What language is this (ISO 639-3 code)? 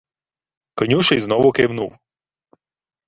ukr